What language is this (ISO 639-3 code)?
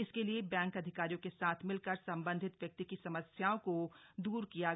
hin